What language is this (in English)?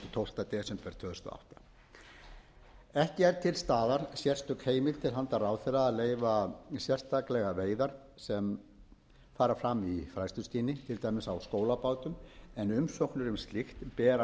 Icelandic